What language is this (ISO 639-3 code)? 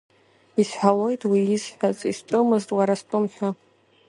abk